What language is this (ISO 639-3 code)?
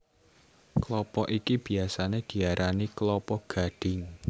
jav